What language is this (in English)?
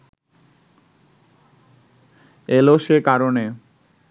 Bangla